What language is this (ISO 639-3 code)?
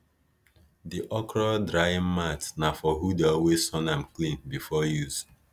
pcm